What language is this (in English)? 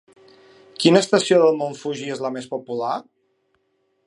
Catalan